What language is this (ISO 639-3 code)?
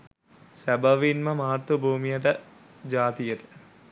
sin